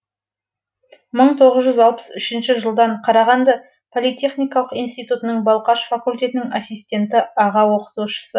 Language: Kazakh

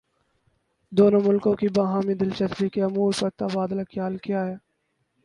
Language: Urdu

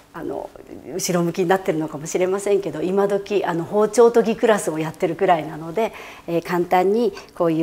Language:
Japanese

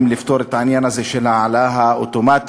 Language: Hebrew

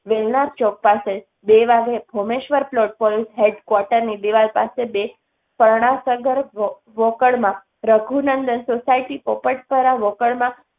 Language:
Gujarati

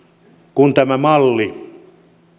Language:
Finnish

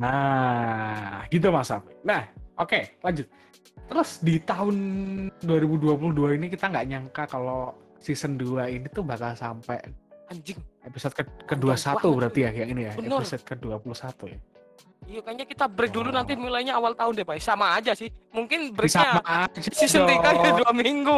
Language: Indonesian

